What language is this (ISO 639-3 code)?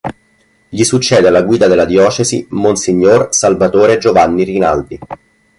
ita